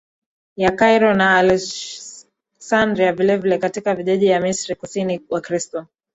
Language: Swahili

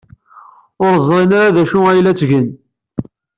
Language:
Kabyle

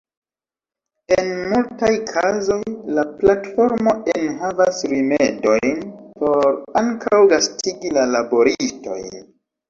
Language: Esperanto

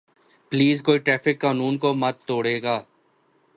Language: Urdu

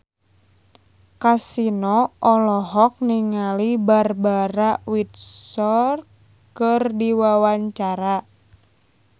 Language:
Sundanese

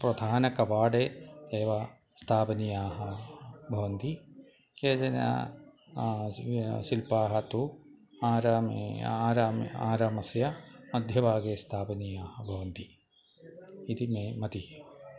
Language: Sanskrit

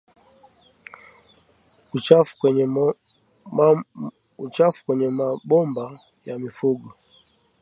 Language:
Swahili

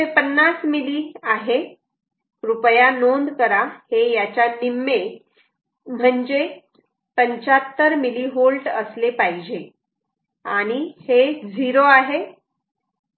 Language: Marathi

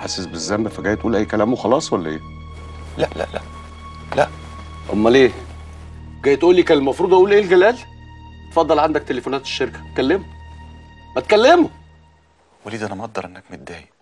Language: Arabic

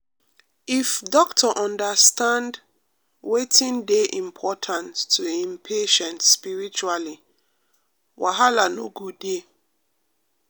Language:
Nigerian Pidgin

